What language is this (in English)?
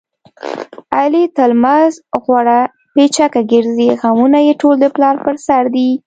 Pashto